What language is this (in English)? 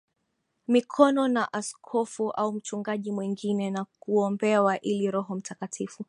Swahili